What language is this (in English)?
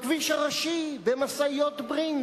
Hebrew